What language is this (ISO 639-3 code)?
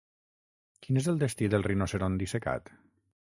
cat